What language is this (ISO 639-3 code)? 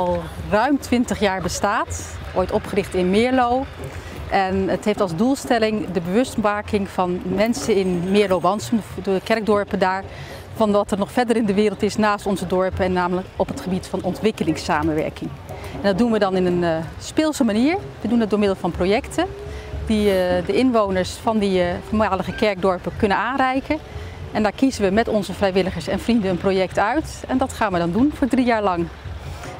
nld